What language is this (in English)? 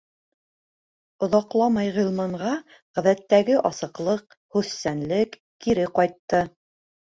Bashkir